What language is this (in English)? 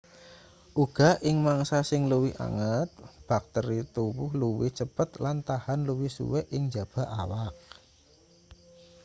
Javanese